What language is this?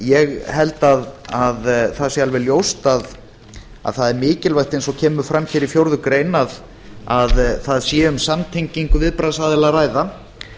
Icelandic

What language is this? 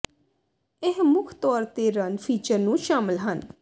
Punjabi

